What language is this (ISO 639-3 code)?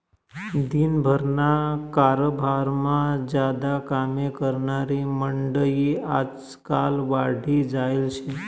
mar